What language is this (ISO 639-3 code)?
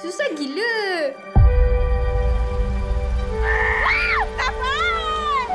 msa